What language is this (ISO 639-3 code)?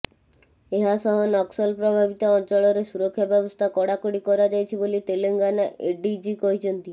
ori